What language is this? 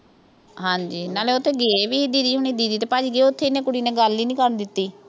Punjabi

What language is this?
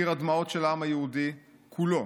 Hebrew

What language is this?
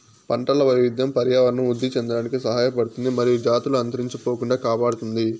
Telugu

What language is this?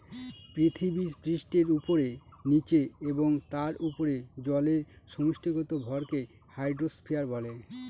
Bangla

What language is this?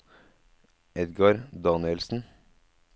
Norwegian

